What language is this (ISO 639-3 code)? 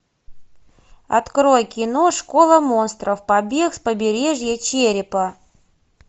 rus